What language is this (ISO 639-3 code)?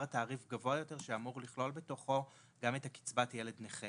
heb